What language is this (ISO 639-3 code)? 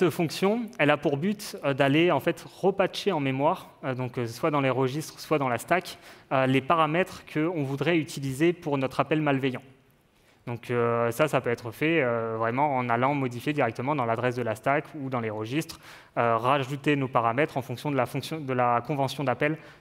fra